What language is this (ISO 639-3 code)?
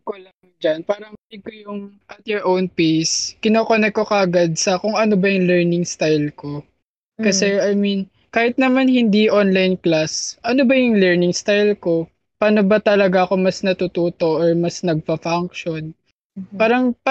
fil